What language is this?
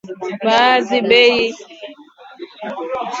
Swahili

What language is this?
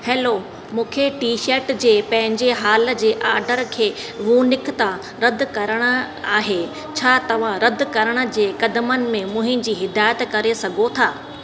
Sindhi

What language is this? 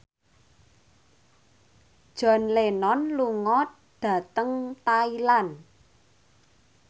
Javanese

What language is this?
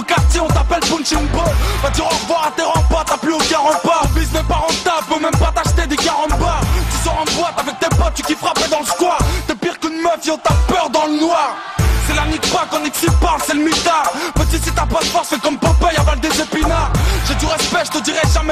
French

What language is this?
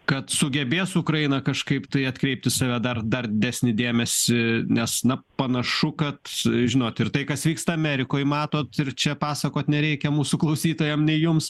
Lithuanian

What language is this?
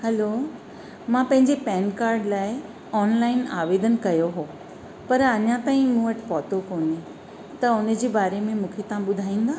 Sindhi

